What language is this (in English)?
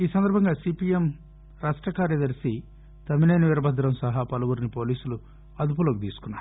Telugu